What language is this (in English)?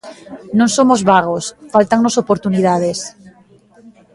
Galician